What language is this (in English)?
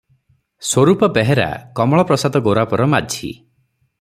Odia